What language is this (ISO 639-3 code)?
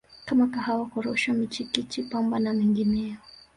swa